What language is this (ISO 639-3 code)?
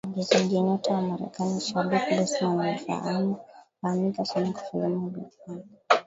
swa